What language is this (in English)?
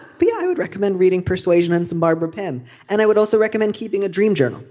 English